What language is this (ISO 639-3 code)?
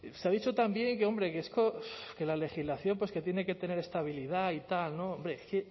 spa